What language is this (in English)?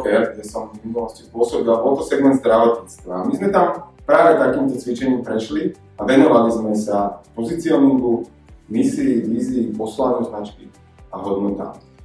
Slovak